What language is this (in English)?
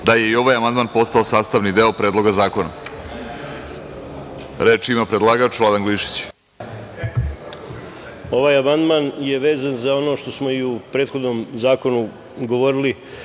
Serbian